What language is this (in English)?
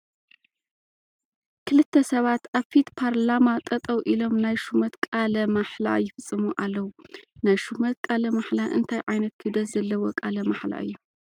Tigrinya